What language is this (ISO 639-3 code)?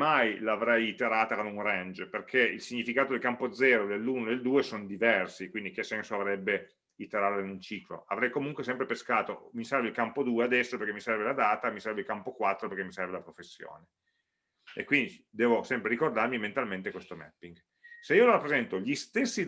ita